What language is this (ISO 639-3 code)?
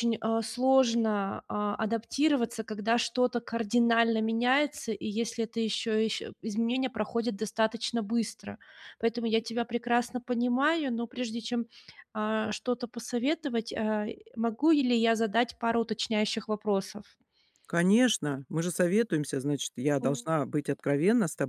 rus